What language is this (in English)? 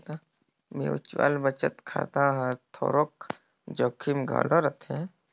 Chhattisgarhi